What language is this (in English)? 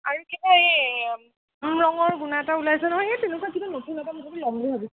Assamese